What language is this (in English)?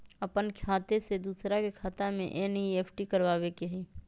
Magahi